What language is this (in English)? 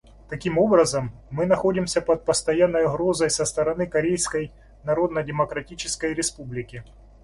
Russian